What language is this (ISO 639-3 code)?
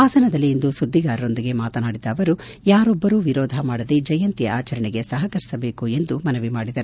kan